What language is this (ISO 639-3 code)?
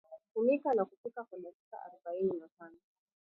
swa